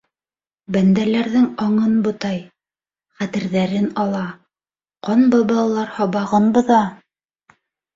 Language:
Bashkir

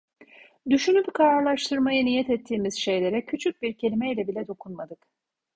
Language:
Turkish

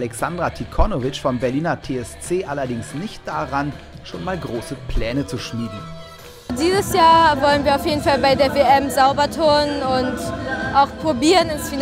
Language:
German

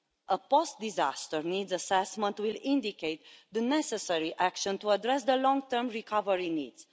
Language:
English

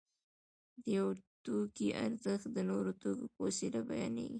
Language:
Pashto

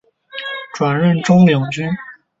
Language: Chinese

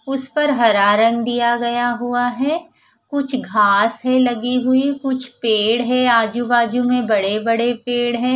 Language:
Hindi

